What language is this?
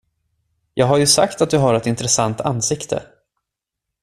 Swedish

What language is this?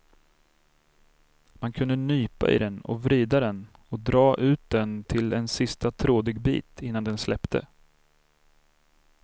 Swedish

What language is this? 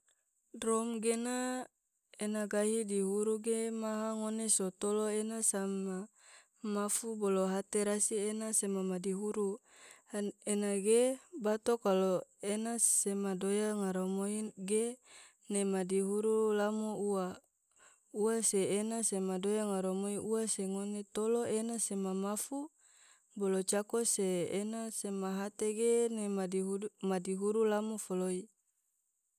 Tidore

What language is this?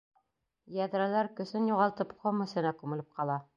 Bashkir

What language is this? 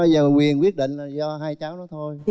Vietnamese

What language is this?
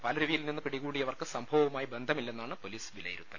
Malayalam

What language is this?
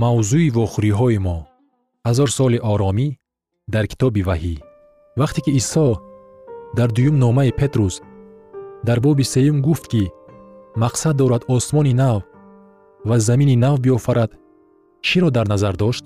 Persian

